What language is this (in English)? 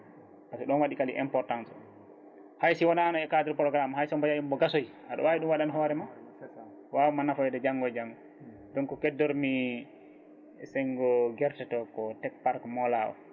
Fula